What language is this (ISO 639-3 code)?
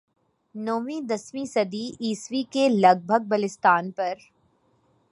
urd